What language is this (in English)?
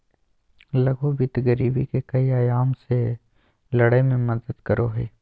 Magahi